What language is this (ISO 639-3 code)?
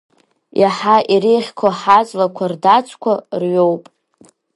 abk